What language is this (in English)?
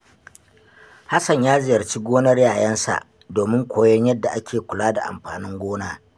Hausa